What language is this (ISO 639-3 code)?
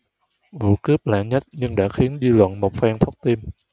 vie